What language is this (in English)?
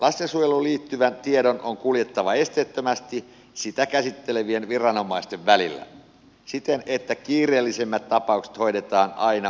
Finnish